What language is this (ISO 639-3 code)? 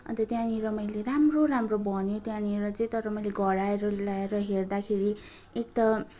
nep